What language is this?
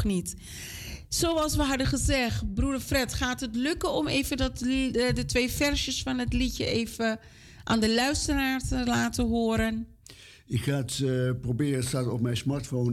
Dutch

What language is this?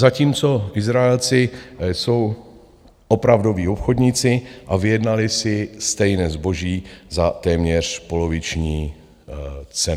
Czech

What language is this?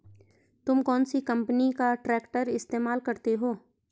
Hindi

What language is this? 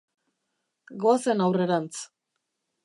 Basque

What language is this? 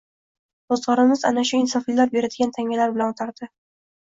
Uzbek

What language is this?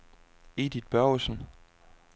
Danish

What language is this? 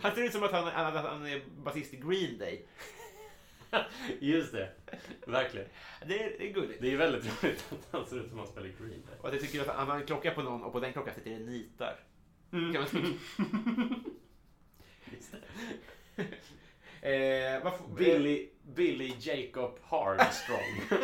Swedish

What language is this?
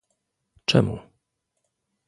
Polish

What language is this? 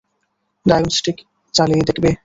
Bangla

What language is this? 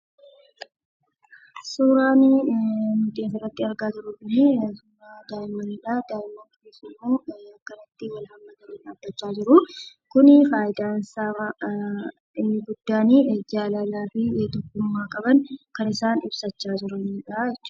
Oromo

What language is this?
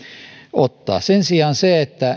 Finnish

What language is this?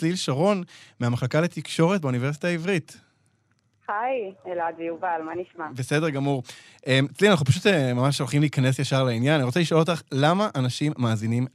Hebrew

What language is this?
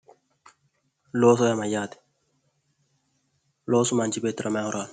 Sidamo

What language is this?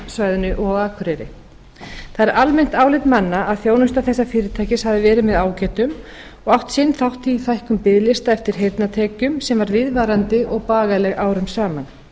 Icelandic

